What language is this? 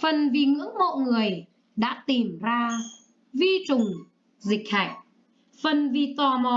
Vietnamese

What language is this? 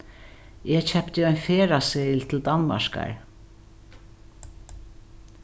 Faroese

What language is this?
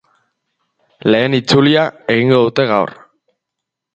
Basque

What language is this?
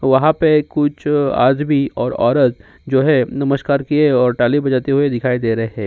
Hindi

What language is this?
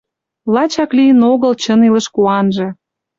Mari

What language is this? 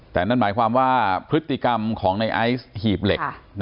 Thai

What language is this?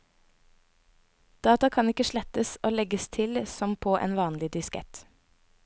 Norwegian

